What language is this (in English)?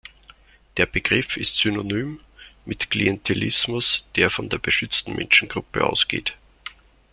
German